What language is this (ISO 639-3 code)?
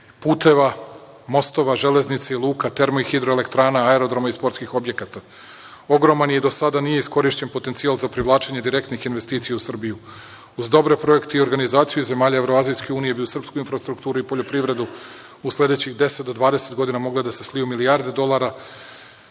srp